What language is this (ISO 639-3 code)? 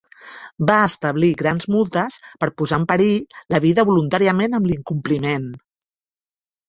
cat